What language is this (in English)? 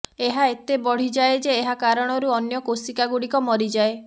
Odia